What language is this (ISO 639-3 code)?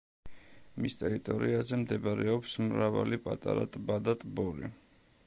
kat